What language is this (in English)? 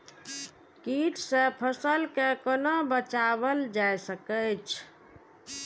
Maithili